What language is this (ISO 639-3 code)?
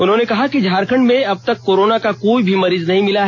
hin